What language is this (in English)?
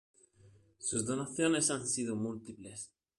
Spanish